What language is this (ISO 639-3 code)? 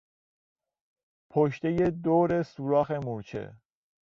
fas